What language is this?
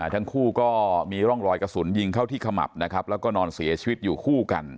Thai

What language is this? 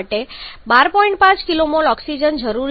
Gujarati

